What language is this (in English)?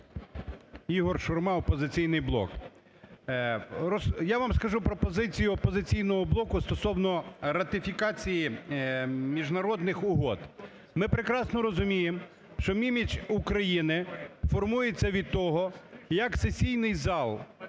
Ukrainian